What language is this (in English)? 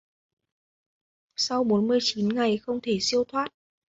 Vietnamese